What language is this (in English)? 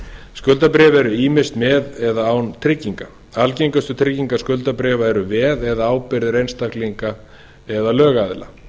Icelandic